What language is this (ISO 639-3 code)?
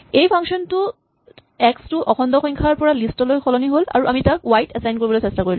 asm